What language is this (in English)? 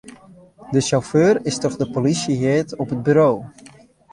Western Frisian